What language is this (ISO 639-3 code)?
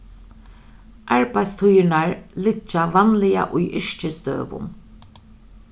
fao